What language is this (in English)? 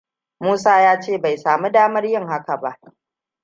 Hausa